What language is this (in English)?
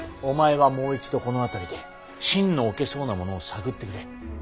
Japanese